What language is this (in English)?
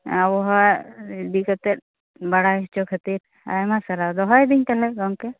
Santali